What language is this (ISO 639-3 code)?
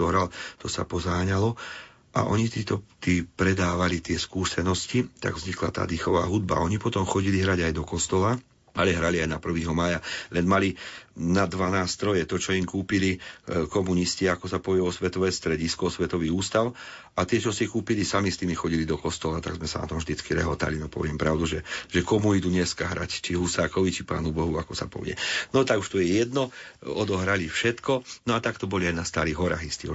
slk